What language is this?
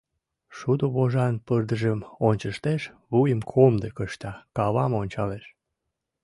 Mari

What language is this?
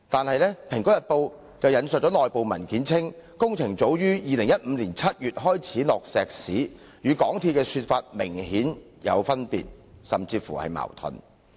Cantonese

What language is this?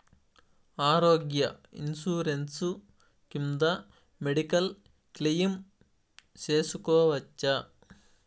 Telugu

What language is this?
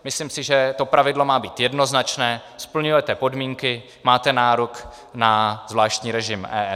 Czech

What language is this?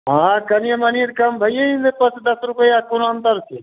Maithili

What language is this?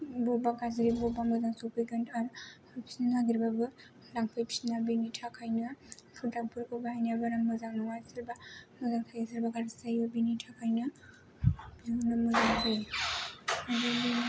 Bodo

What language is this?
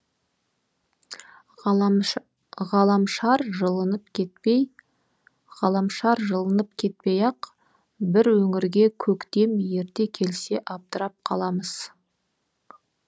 Kazakh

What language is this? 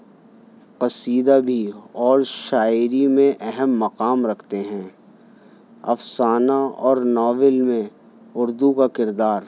Urdu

